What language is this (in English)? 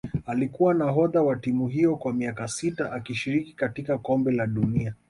Swahili